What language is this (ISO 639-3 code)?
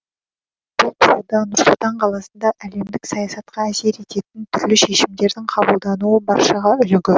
kaz